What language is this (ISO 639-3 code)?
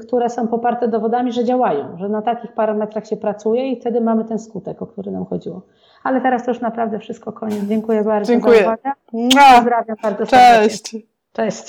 pol